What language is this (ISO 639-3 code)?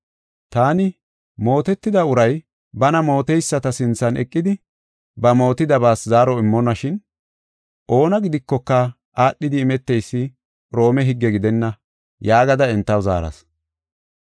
gof